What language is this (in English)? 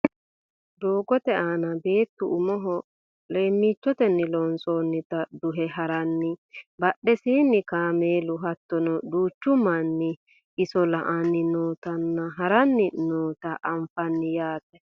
Sidamo